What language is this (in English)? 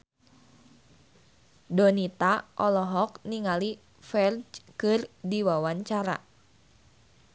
Sundanese